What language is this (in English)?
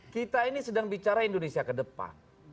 Indonesian